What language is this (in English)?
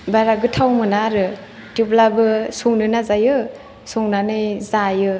Bodo